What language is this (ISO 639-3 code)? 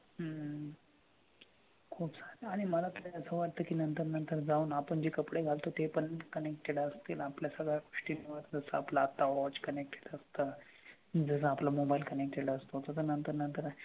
mar